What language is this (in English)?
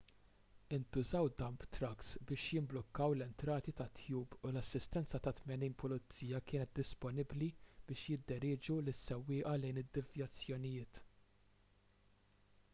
Maltese